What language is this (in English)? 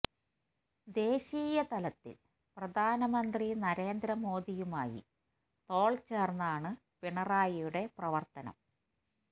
Malayalam